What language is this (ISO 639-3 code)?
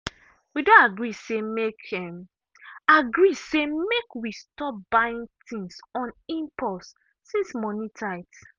pcm